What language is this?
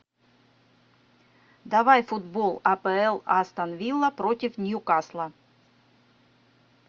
Russian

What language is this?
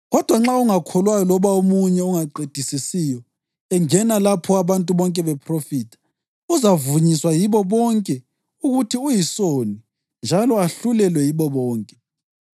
North Ndebele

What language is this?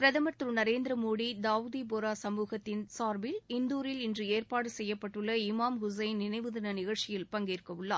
Tamil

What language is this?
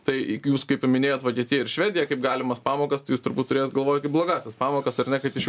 Lithuanian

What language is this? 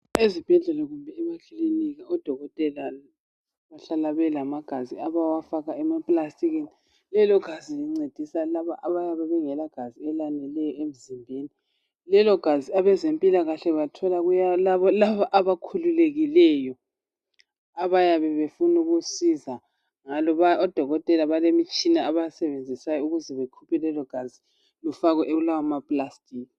North Ndebele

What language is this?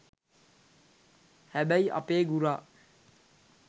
Sinhala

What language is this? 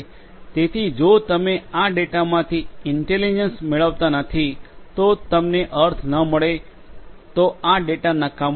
Gujarati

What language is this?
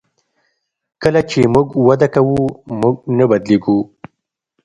Pashto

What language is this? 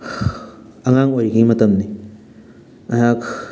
Manipuri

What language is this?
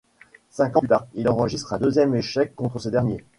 French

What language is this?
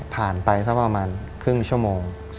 Thai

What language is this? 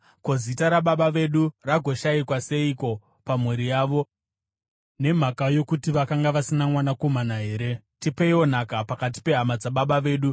Shona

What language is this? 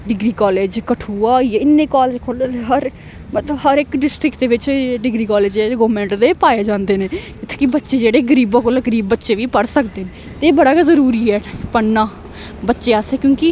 Dogri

